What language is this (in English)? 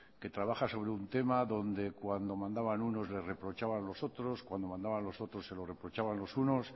Spanish